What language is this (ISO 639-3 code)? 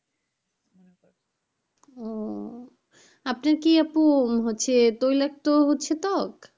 ben